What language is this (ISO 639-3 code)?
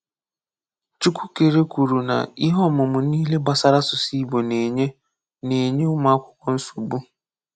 ibo